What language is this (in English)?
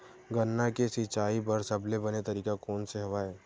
Chhattisgarhi